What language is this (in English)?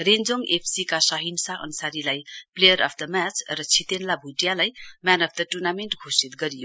Nepali